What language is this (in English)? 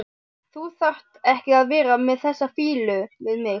Icelandic